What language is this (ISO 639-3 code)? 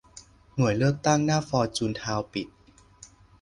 tha